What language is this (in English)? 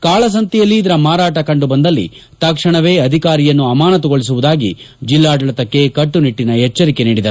Kannada